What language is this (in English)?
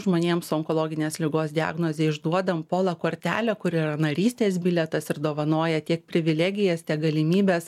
Lithuanian